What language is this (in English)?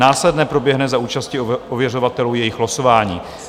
Czech